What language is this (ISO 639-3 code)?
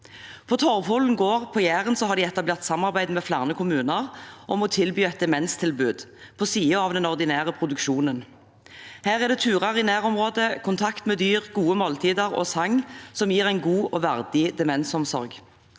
nor